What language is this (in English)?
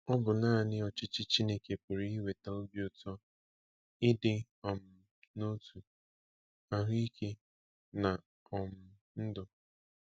Igbo